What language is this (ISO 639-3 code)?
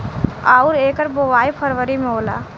bho